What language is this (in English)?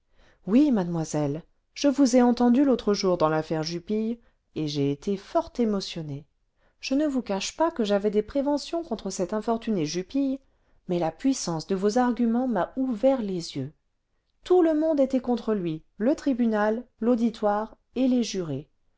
French